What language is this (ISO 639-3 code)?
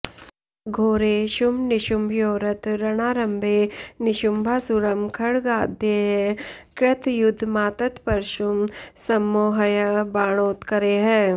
san